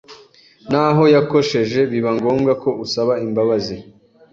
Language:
Kinyarwanda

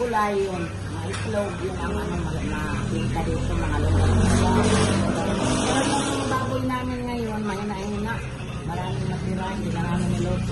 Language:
Filipino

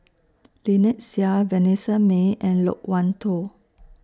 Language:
English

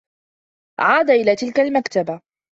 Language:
Arabic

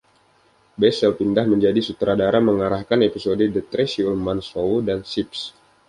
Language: Indonesian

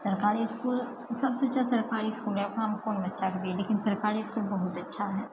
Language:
Maithili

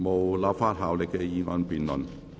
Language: Cantonese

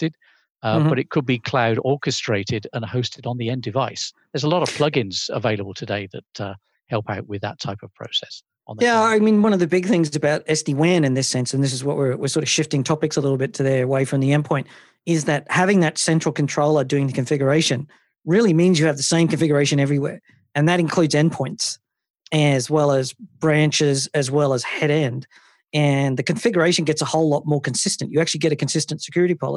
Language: English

